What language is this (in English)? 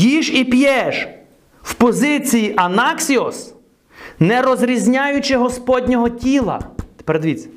Ukrainian